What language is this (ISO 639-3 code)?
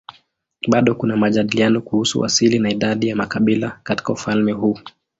swa